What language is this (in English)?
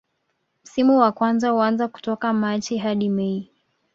Swahili